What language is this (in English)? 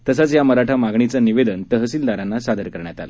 Marathi